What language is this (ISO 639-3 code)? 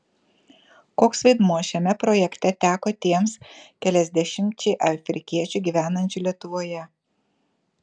lit